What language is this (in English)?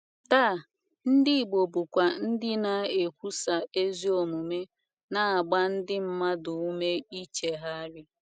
Igbo